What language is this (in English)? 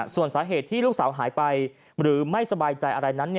Thai